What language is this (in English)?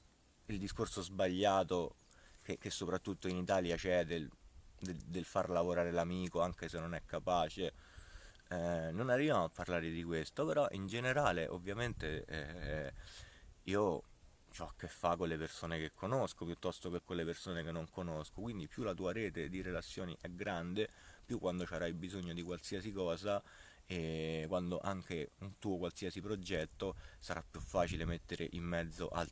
Italian